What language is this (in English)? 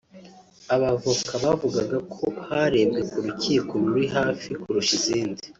Kinyarwanda